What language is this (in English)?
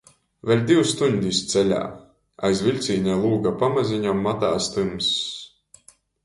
Latgalian